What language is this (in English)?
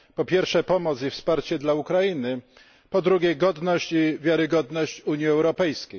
Polish